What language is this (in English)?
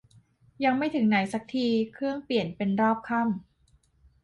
Thai